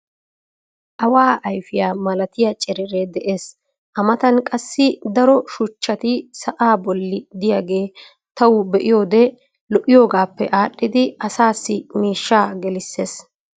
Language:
Wolaytta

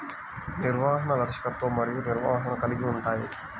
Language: Telugu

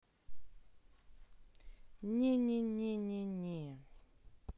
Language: Russian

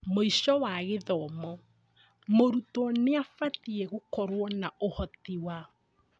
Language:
Kikuyu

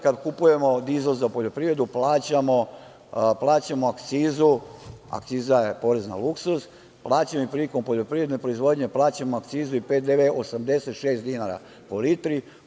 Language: Serbian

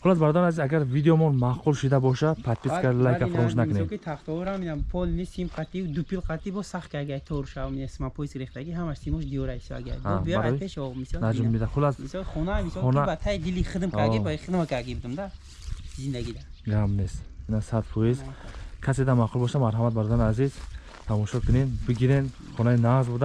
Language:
Turkish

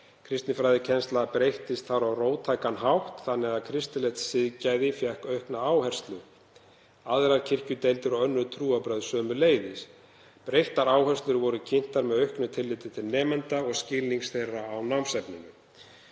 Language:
Icelandic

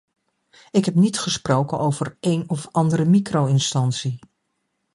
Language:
Dutch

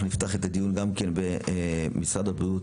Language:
Hebrew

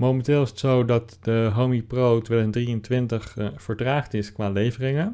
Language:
Dutch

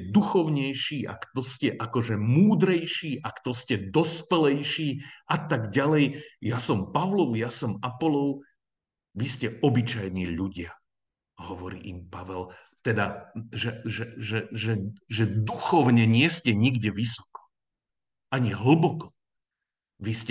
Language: Slovak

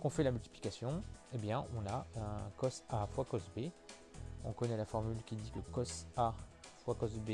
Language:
French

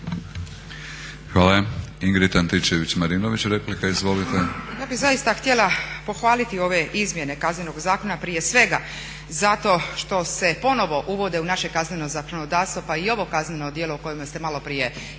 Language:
Croatian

